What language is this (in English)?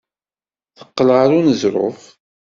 Kabyle